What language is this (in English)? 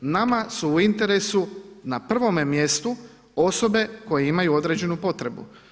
Croatian